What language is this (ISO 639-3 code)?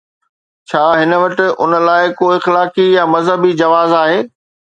snd